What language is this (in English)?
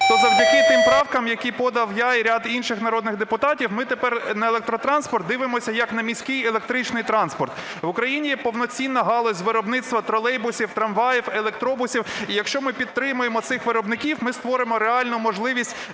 Ukrainian